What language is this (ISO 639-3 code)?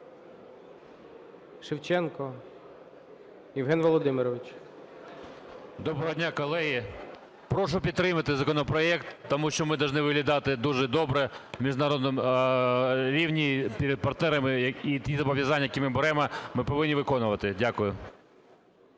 ukr